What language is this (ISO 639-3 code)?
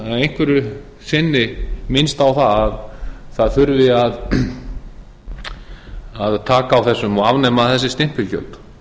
isl